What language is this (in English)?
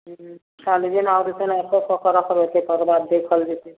Maithili